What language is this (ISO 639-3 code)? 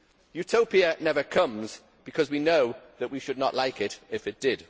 eng